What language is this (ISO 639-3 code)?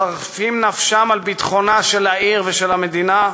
heb